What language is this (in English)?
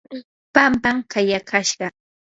Yanahuanca Pasco Quechua